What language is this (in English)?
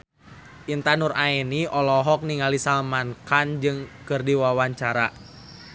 Sundanese